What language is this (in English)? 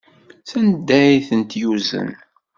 Kabyle